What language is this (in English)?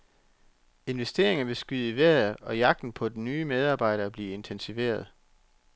Danish